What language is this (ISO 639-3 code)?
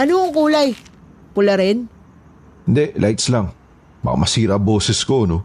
fil